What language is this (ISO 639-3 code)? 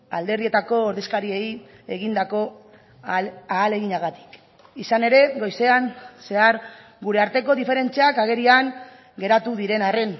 eus